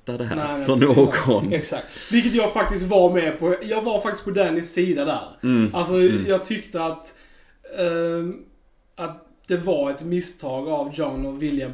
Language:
Swedish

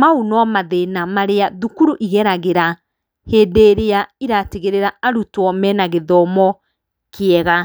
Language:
Kikuyu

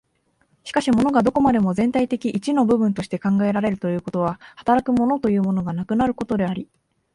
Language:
Japanese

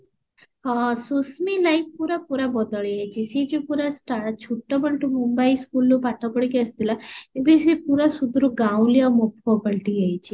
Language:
Odia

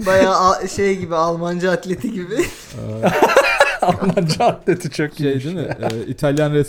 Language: Turkish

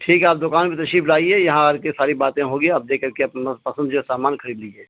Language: Urdu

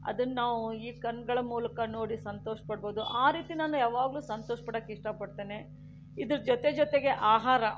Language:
Kannada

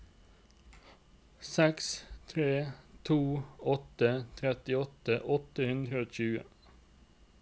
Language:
Norwegian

